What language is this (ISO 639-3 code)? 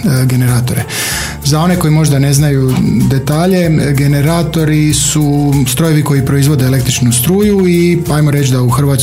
hrv